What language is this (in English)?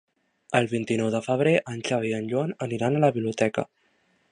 Catalan